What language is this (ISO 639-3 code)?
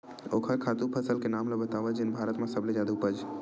hne